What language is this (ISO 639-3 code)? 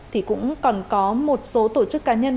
vie